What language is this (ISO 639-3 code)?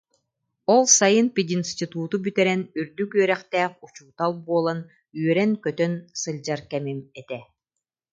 sah